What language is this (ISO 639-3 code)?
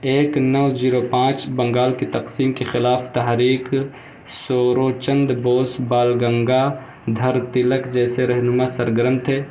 urd